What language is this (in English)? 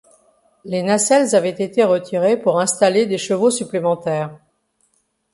French